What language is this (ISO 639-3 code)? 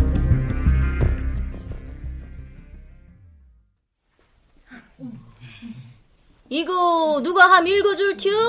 kor